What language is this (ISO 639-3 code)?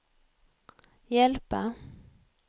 swe